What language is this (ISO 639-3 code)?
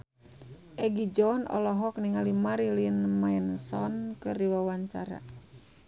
sun